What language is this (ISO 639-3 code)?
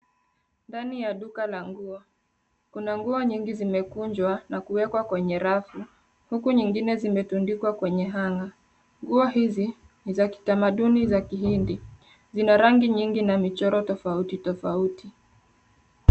swa